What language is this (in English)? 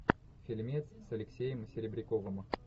Russian